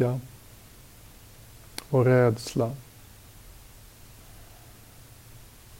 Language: Swedish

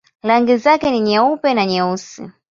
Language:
Swahili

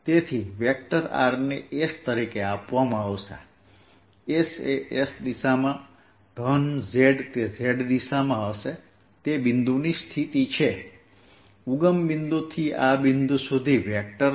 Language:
Gujarati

